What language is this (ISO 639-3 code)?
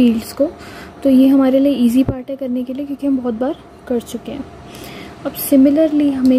hin